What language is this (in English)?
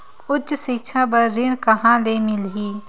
Chhattisgarhi